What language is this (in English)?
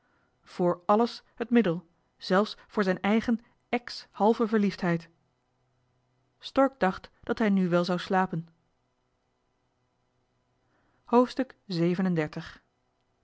Dutch